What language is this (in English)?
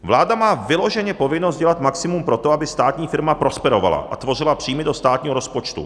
Czech